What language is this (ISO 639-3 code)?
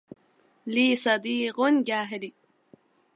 ara